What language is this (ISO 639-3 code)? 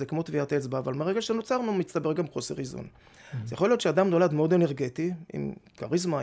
heb